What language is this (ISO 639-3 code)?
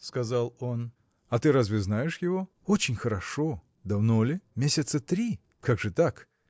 rus